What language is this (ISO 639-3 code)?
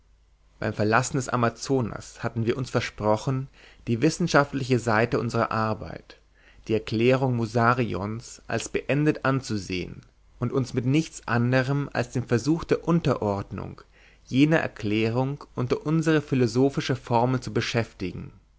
deu